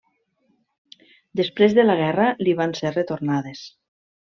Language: Catalan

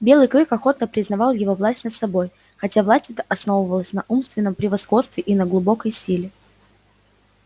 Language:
Russian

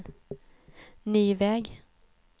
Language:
Swedish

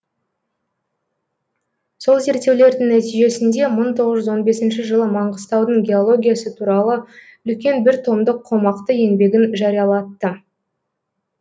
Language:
Kazakh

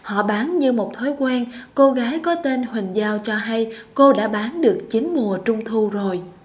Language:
Vietnamese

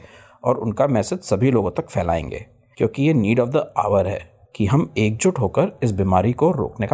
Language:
Hindi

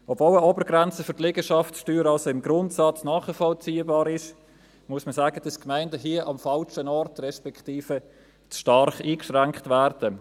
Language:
Swiss German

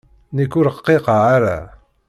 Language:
Kabyle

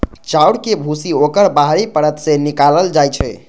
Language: Maithili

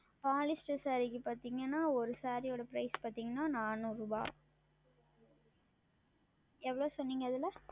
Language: Tamil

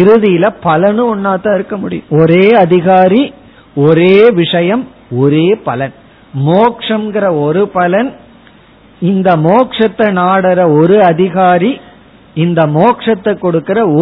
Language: Tamil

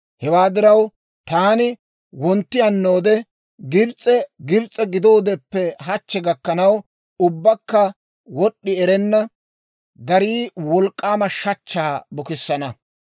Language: Dawro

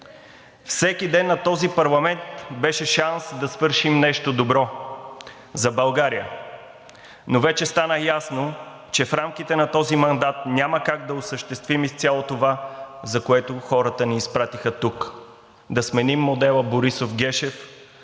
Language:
Bulgarian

